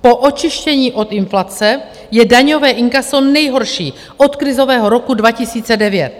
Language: Czech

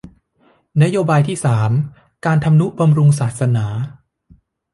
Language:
Thai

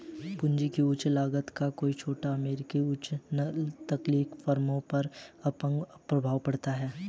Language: Hindi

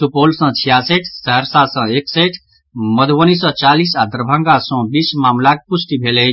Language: Maithili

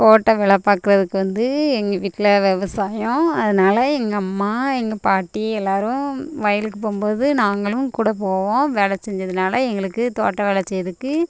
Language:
Tamil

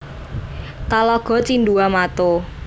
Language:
Javanese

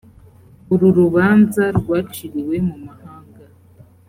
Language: Kinyarwanda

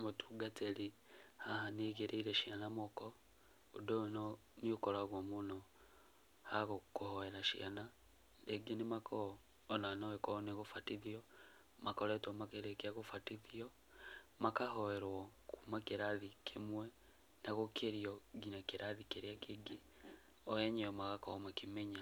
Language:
Kikuyu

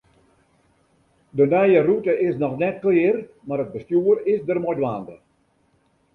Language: Western Frisian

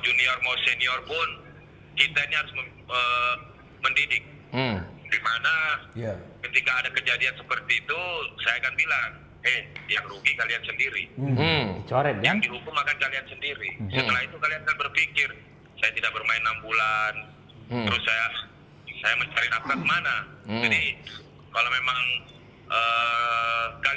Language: Indonesian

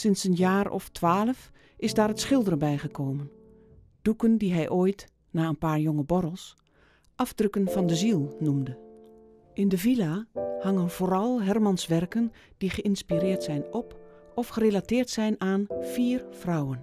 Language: Dutch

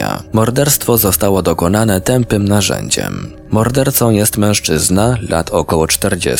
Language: Polish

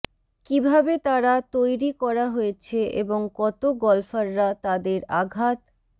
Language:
Bangla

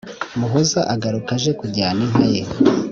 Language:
Kinyarwanda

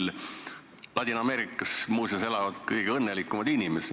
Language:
Estonian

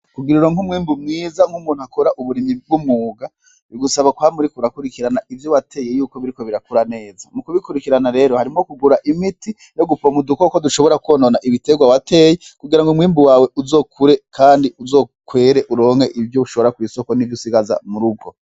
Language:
Rundi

